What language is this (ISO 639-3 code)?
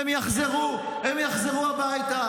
heb